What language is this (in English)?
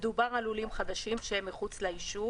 Hebrew